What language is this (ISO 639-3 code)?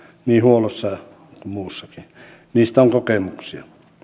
fin